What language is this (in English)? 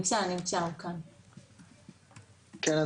Hebrew